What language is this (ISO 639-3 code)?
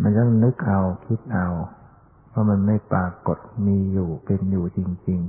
tha